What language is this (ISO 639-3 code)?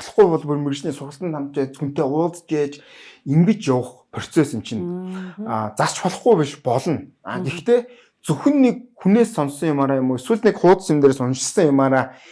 tur